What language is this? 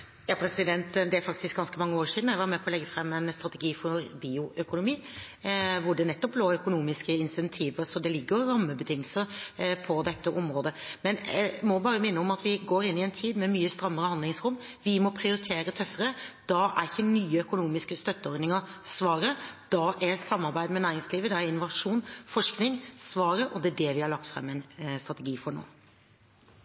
Norwegian Bokmål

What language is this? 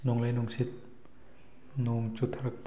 Manipuri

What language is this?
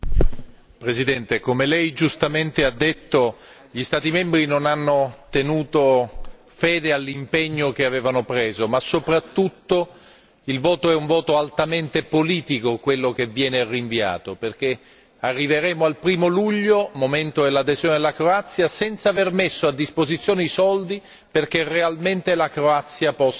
Italian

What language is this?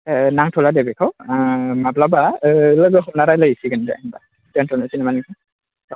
Bodo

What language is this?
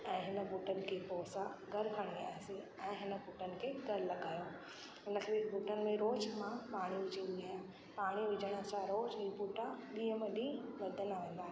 Sindhi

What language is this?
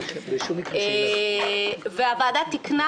Hebrew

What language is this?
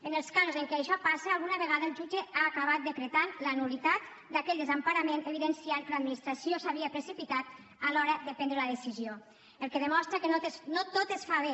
Catalan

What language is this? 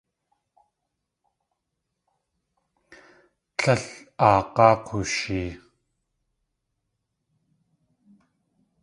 Tlingit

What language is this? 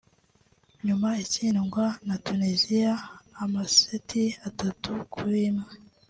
Kinyarwanda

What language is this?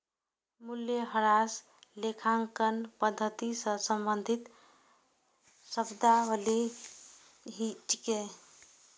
Maithili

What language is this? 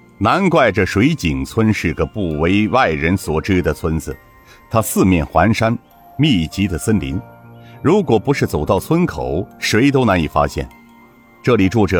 Chinese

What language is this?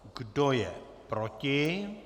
Czech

